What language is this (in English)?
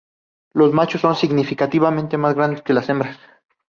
Spanish